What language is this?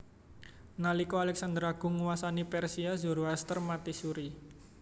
Javanese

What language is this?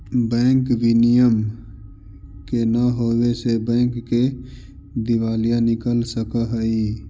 Magahi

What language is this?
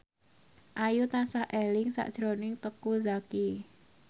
Javanese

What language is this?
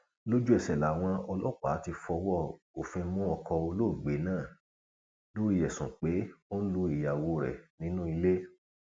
Yoruba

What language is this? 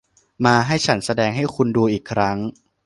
Thai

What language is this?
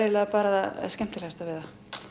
Icelandic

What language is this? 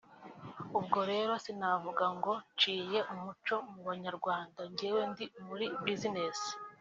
Kinyarwanda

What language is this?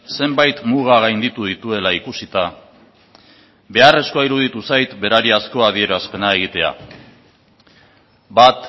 Basque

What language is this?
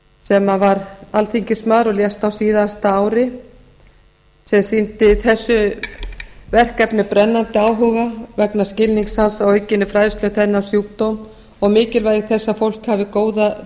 Icelandic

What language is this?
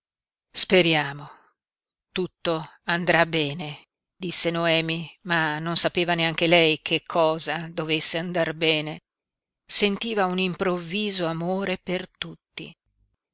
Italian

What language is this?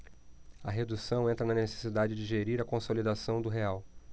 Portuguese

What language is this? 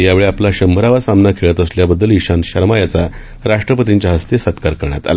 Marathi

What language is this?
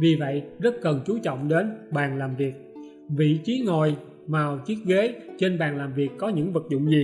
Vietnamese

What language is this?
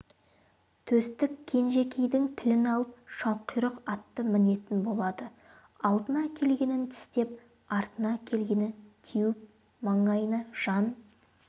Kazakh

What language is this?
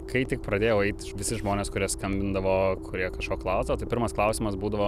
Lithuanian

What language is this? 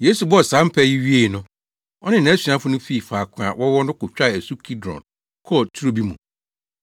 Akan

